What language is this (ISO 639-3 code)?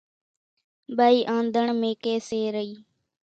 gjk